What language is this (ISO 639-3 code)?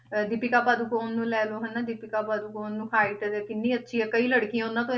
pan